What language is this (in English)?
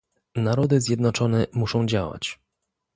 Polish